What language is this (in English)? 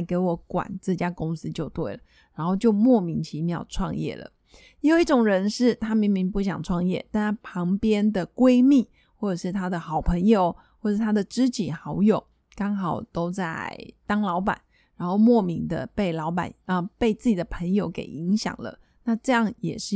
Chinese